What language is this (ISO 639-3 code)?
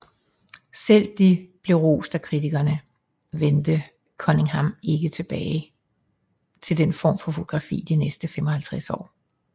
dan